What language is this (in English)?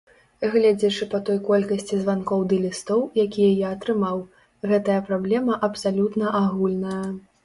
Belarusian